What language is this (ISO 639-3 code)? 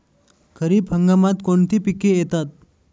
mar